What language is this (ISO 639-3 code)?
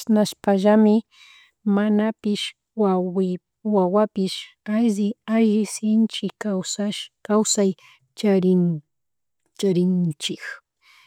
qug